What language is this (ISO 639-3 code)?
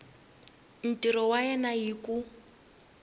tso